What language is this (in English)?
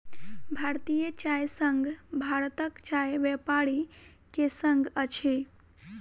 Maithili